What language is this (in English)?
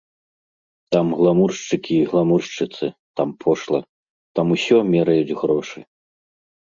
Belarusian